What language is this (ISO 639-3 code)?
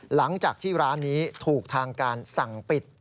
tha